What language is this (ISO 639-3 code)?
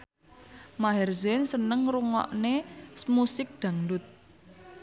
jav